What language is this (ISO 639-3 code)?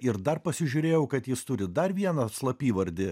lit